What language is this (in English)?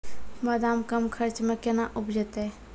Maithili